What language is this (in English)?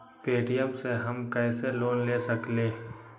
Magahi